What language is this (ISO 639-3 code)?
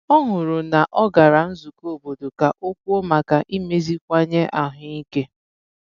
ibo